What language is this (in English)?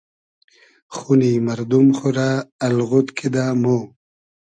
Hazaragi